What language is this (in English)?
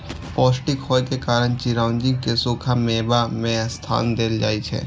Maithili